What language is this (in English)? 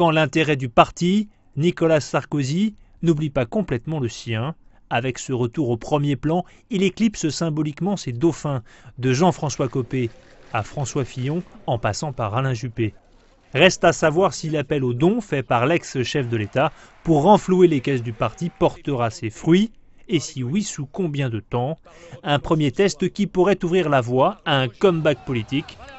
French